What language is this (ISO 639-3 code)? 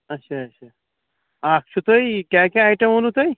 kas